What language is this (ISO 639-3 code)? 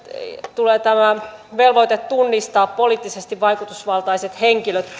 fin